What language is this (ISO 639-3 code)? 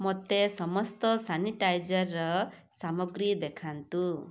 ori